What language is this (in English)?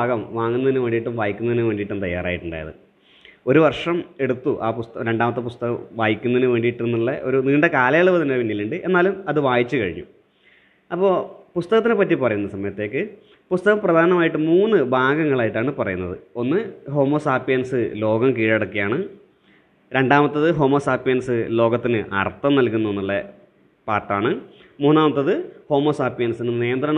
Malayalam